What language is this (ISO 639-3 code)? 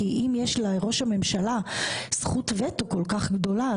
heb